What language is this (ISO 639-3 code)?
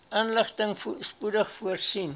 afr